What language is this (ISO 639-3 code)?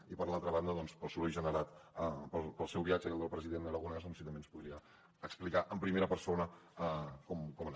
cat